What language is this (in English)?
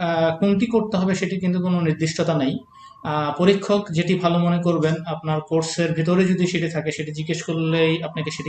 Hindi